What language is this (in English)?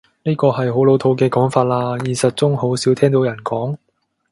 Cantonese